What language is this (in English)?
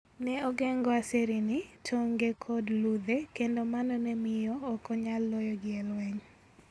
Luo (Kenya and Tanzania)